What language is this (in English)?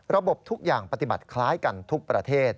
Thai